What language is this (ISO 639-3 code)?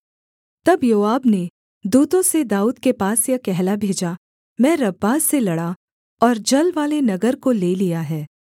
hin